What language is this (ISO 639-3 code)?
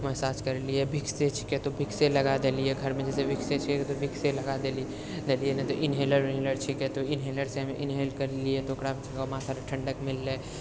mai